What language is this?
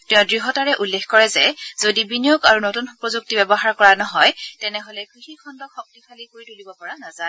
Assamese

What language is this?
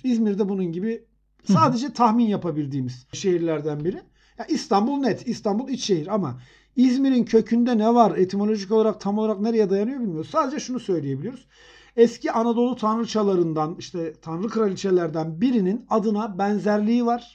Turkish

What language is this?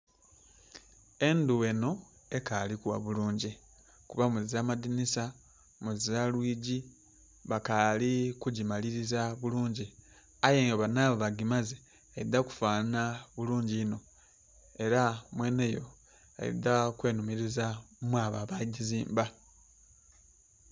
Soga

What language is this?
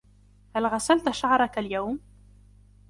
Arabic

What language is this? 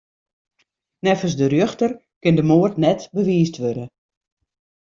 Western Frisian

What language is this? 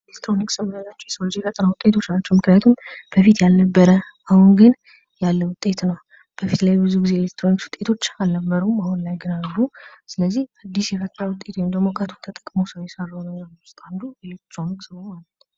Amharic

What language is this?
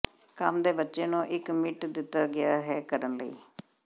Punjabi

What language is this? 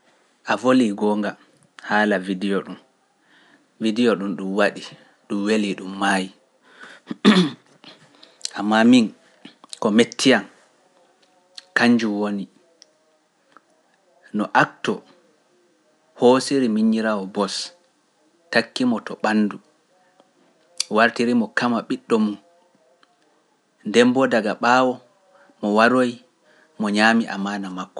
Pular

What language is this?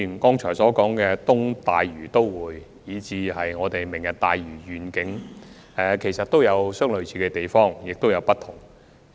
Cantonese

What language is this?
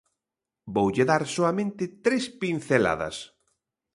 Galician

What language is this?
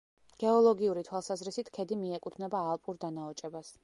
Georgian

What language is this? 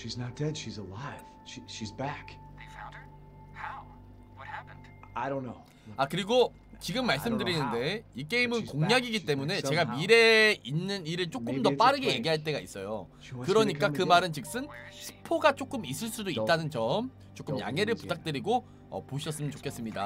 Korean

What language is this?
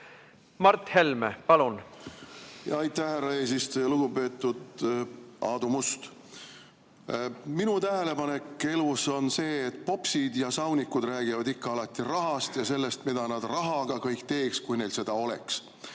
Estonian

